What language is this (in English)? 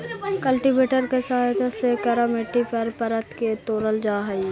Magahi